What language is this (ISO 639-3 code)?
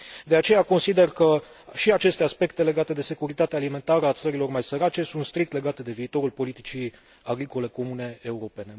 ron